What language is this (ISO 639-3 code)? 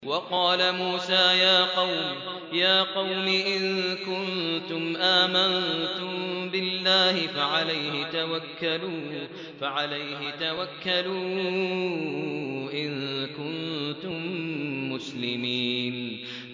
ara